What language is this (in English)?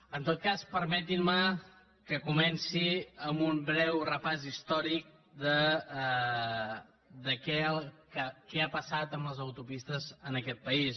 Catalan